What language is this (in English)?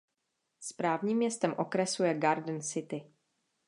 Czech